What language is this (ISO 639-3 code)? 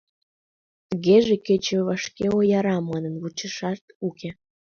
chm